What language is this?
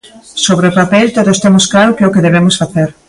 Galician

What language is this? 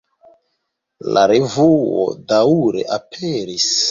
Esperanto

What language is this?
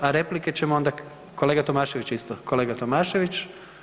Croatian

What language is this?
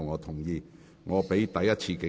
Cantonese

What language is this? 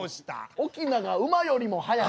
Japanese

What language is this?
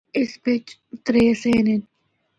Northern Hindko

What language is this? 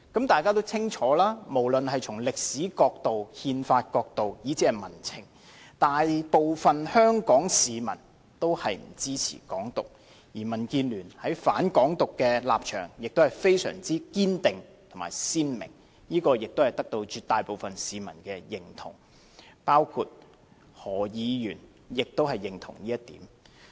Cantonese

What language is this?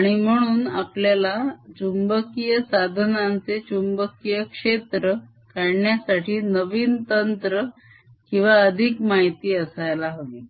Marathi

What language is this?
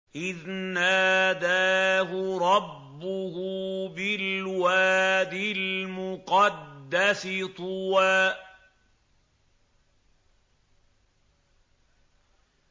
Arabic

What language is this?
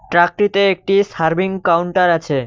Bangla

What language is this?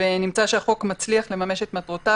Hebrew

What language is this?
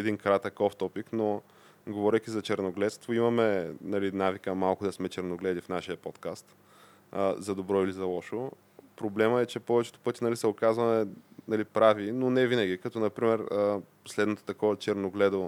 Bulgarian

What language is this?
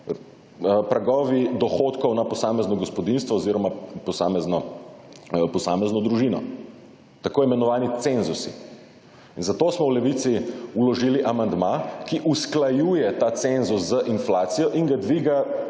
Slovenian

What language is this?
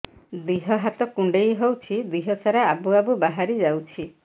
Odia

